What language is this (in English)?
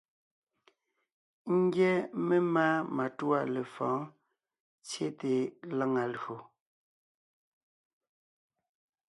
Ngiemboon